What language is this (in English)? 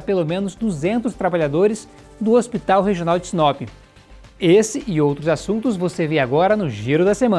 Portuguese